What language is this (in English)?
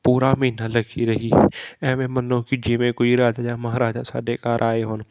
Punjabi